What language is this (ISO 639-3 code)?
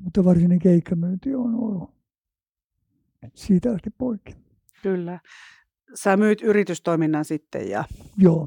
fin